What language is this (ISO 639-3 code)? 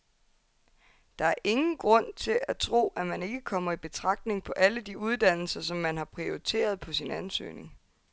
dan